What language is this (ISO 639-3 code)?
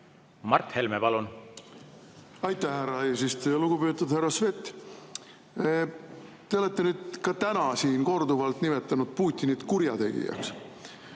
est